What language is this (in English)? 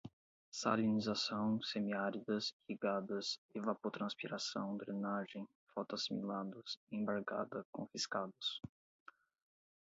Portuguese